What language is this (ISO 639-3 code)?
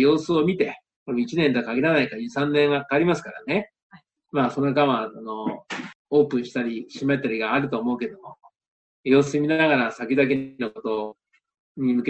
jpn